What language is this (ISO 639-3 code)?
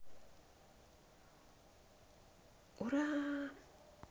rus